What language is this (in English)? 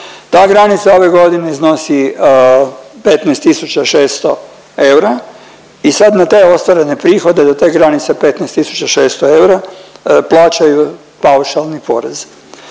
Croatian